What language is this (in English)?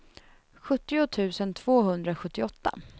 Swedish